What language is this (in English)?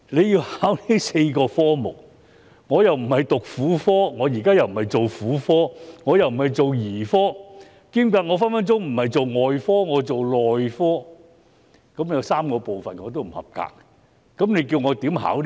Cantonese